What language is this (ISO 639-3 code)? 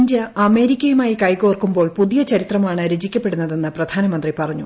mal